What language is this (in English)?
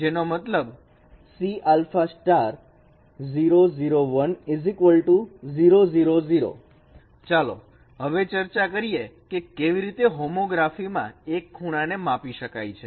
Gujarati